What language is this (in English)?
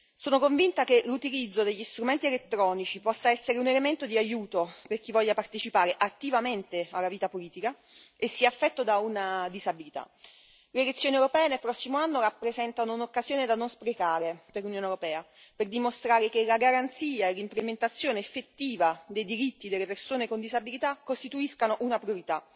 Italian